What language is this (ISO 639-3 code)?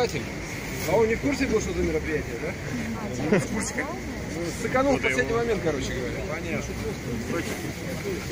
rus